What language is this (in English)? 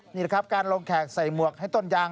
Thai